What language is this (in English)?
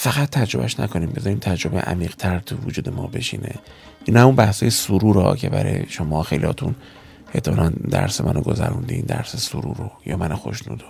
Persian